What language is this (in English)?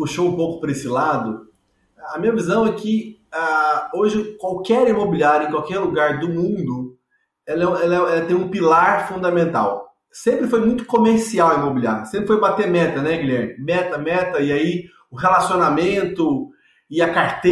Portuguese